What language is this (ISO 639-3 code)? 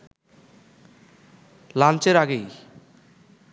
ben